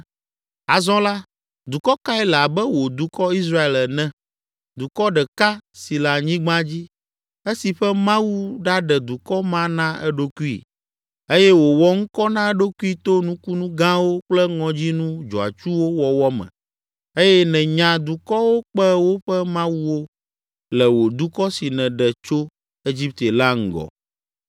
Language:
Ewe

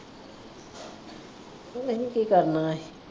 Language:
Punjabi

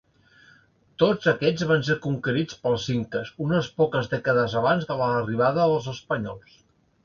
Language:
Catalan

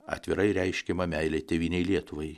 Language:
Lithuanian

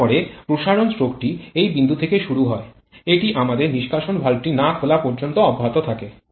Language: Bangla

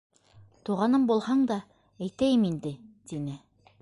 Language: Bashkir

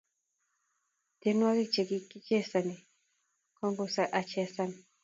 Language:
Kalenjin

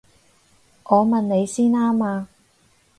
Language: Cantonese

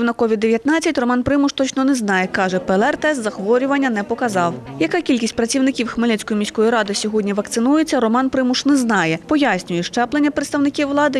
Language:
Ukrainian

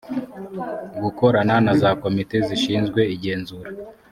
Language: Kinyarwanda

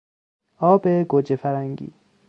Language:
Persian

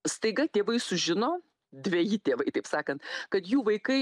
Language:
Lithuanian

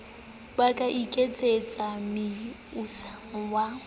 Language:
Southern Sotho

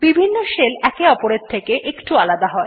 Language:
Bangla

